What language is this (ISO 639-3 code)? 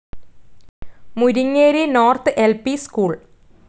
mal